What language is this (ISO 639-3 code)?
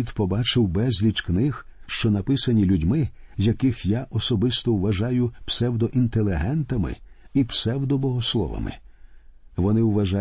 ukr